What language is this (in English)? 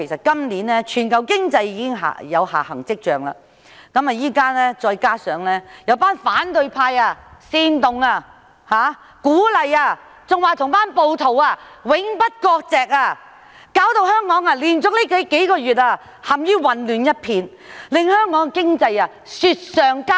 Cantonese